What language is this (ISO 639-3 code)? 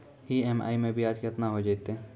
mai